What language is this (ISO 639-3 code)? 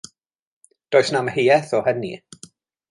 cym